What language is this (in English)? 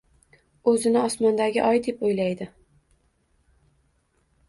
Uzbek